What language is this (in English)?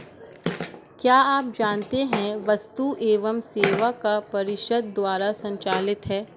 Hindi